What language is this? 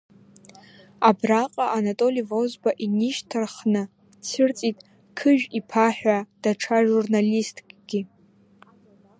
Abkhazian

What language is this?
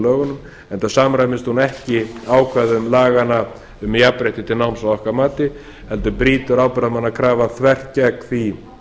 Icelandic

